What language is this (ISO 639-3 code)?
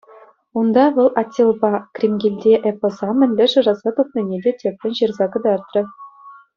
chv